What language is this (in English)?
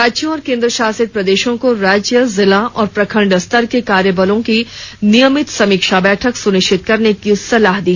Hindi